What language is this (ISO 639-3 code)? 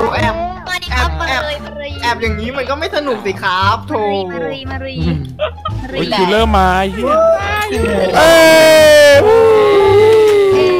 tha